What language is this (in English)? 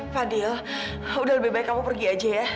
Indonesian